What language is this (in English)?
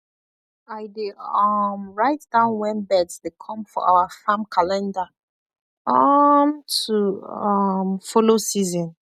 Nigerian Pidgin